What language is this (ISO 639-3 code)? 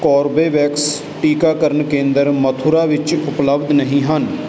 pan